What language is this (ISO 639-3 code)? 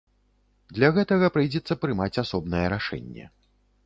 bel